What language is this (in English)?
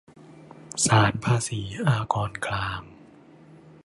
Thai